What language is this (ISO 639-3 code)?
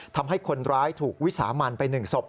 tha